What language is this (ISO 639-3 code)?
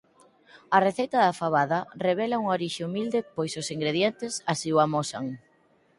glg